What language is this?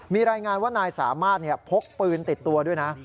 Thai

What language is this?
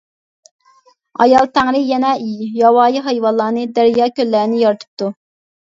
Uyghur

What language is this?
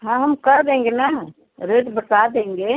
Hindi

